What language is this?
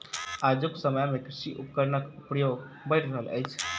Maithili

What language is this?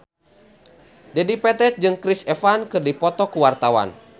Sundanese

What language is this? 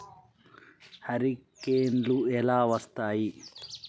Telugu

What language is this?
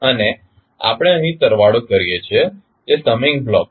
Gujarati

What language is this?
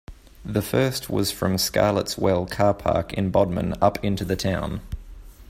English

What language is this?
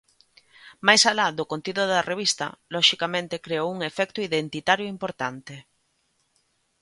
Galician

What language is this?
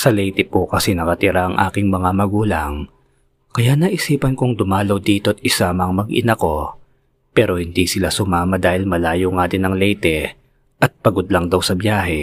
Filipino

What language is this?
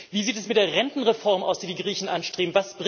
German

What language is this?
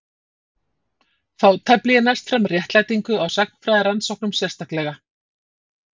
Icelandic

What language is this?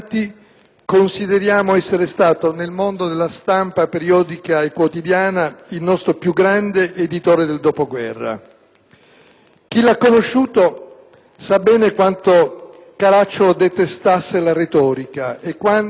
Italian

